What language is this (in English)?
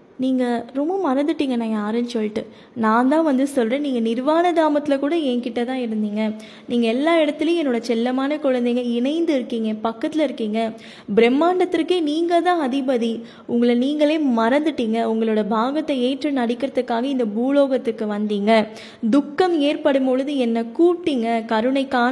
Tamil